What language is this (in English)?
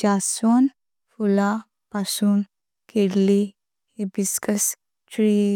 Konkani